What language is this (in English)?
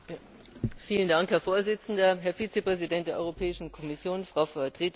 German